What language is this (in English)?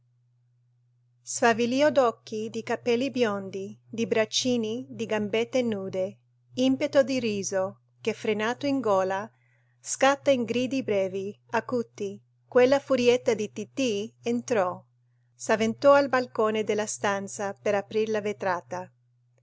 Italian